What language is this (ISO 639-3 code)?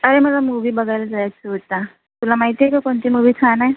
mar